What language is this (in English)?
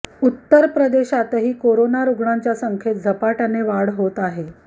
Marathi